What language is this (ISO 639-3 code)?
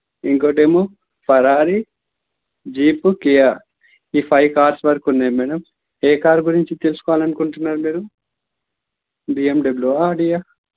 tel